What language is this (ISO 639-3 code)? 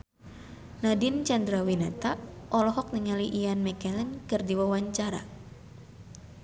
sun